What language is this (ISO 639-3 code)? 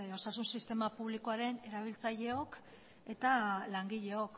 eus